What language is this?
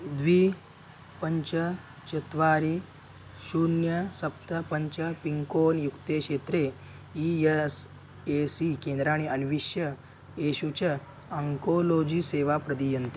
Sanskrit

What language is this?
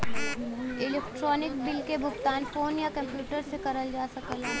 Bhojpuri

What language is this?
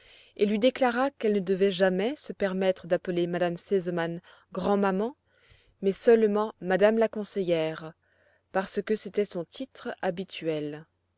French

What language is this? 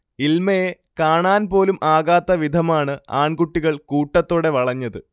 Malayalam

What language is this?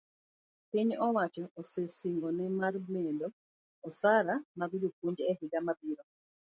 Luo (Kenya and Tanzania)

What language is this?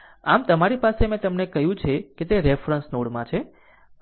Gujarati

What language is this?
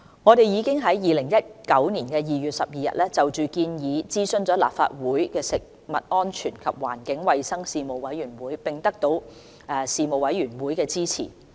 Cantonese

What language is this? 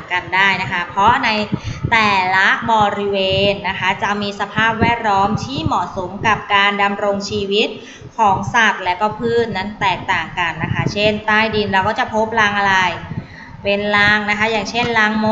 Thai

